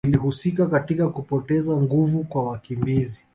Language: Swahili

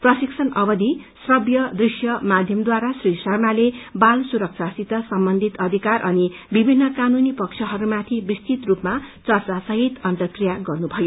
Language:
Nepali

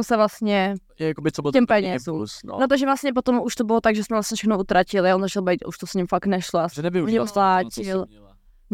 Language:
Czech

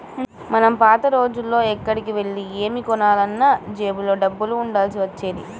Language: Telugu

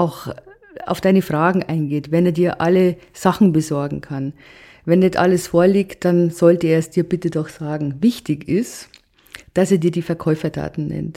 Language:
German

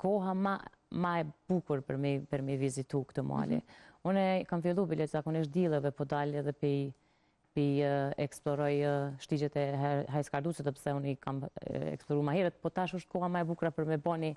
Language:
Romanian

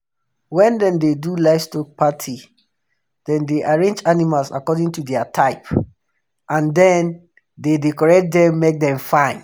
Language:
Nigerian Pidgin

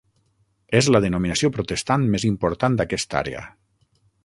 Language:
Catalan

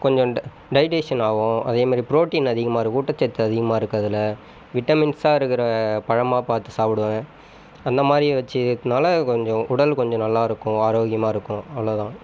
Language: Tamil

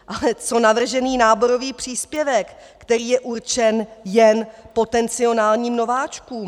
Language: Czech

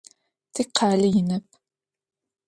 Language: Adyghe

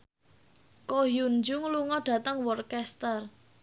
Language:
Javanese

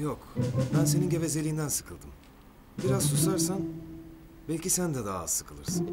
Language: Turkish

